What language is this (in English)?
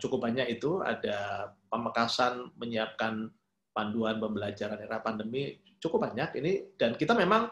Indonesian